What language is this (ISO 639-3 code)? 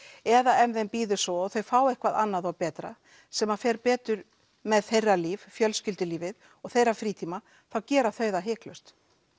isl